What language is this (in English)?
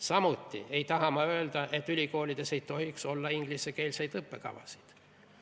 Estonian